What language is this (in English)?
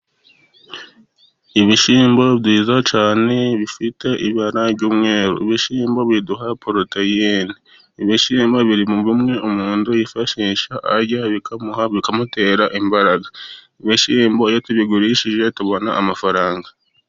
Kinyarwanda